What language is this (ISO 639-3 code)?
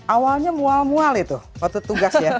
ind